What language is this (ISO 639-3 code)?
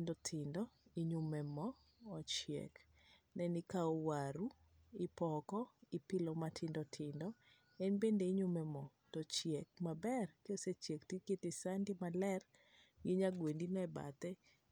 luo